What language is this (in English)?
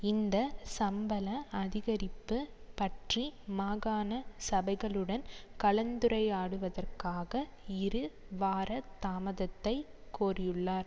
Tamil